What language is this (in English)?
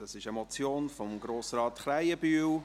Swiss German